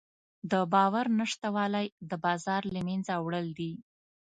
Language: Pashto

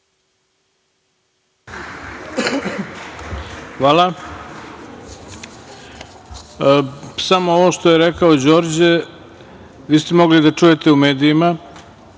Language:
Serbian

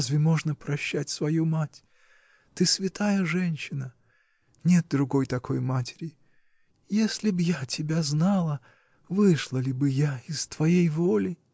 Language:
Russian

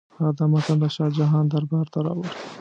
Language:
Pashto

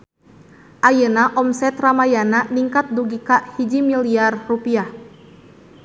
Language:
Sundanese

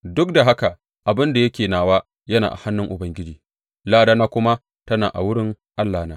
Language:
Hausa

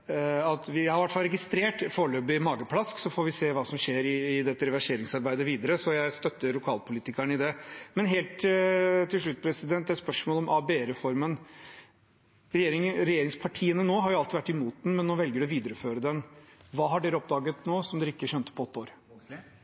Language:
Norwegian Bokmål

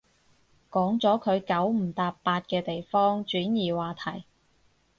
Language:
Cantonese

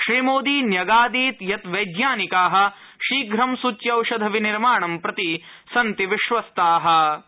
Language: Sanskrit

